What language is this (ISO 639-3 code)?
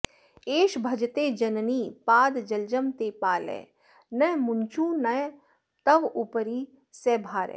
san